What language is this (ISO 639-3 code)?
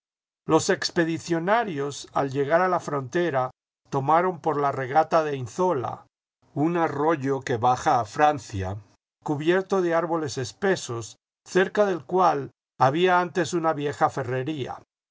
spa